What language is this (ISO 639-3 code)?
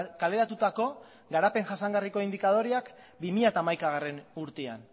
eus